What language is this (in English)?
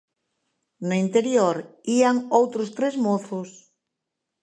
Galician